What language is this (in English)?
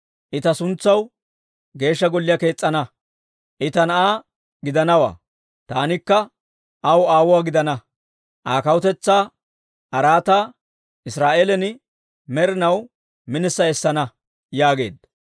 Dawro